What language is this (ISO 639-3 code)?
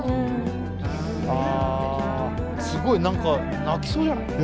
jpn